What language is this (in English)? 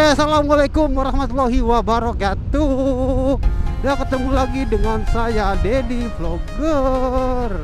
Indonesian